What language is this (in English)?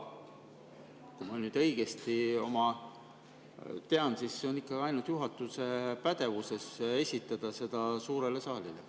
Estonian